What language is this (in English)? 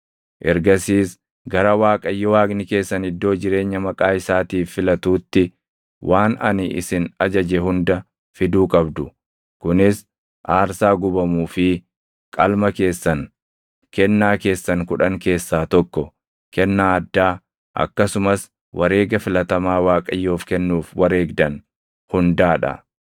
Oromo